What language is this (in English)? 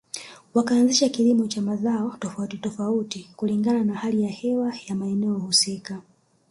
Swahili